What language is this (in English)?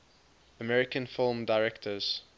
English